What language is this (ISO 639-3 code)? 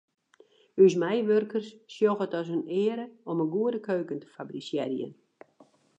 fry